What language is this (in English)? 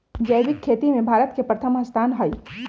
Magahi